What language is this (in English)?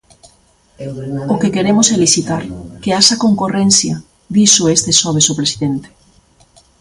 Galician